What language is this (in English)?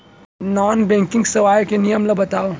Chhattisgarhi